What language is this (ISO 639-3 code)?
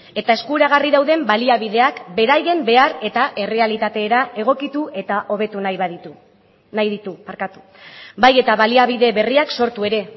eus